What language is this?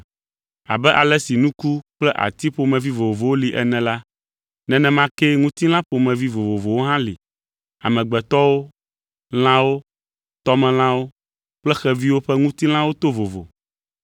Ewe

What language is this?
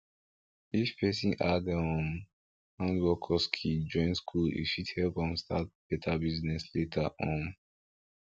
Nigerian Pidgin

